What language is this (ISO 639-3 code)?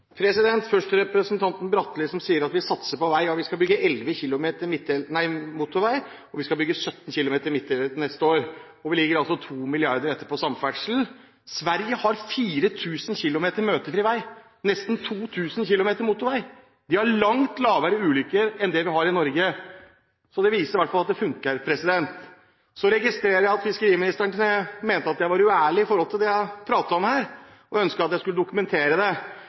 nob